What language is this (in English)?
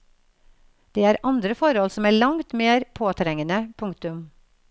Norwegian